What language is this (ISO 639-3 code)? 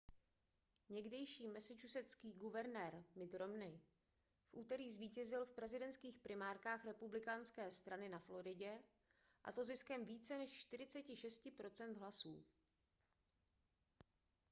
ces